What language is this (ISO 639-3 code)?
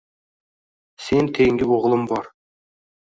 uzb